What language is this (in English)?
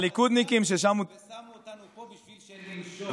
Hebrew